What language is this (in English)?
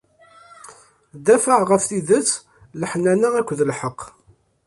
Kabyle